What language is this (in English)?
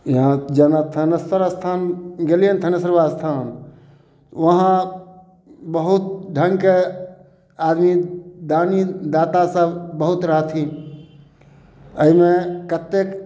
Maithili